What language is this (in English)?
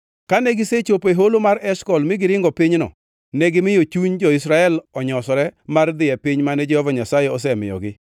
Luo (Kenya and Tanzania)